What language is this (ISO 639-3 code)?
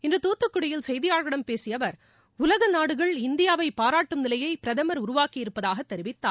tam